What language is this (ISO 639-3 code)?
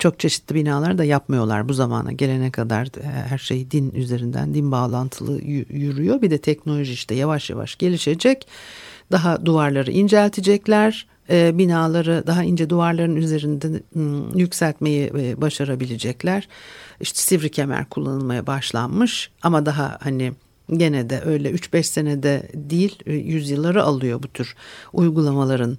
tur